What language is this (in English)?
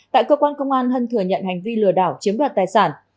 Vietnamese